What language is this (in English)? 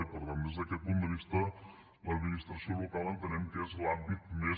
Catalan